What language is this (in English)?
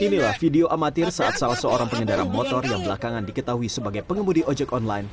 Indonesian